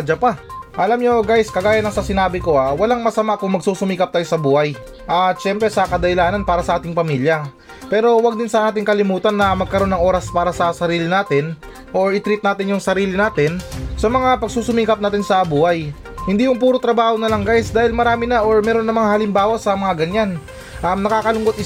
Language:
Filipino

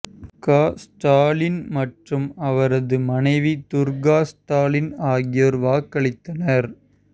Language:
Tamil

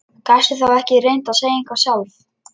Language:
Icelandic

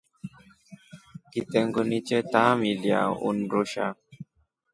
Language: Rombo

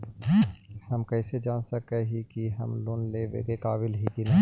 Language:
Magahi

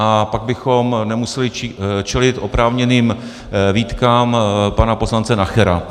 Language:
Czech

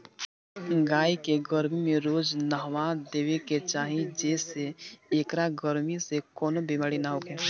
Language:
Bhojpuri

